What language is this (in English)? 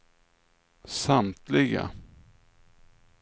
Swedish